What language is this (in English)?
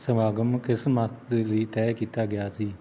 Punjabi